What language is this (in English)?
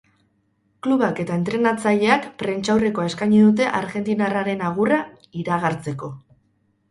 Basque